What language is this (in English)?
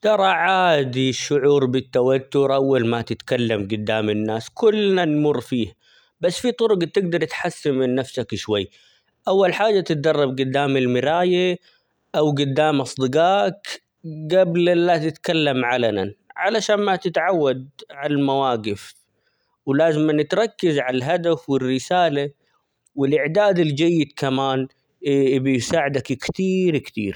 Omani Arabic